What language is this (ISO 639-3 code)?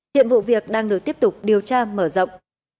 vie